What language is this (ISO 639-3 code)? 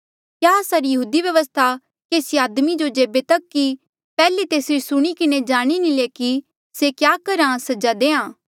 mjl